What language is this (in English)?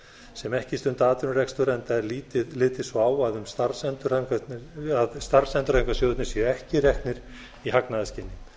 Icelandic